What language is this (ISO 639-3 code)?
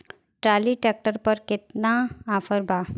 bho